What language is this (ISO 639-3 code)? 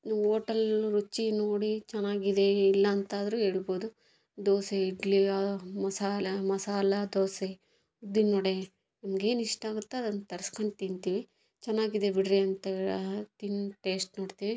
kan